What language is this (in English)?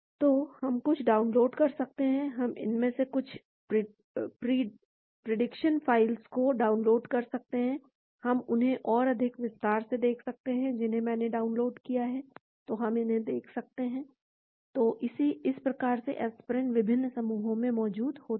Hindi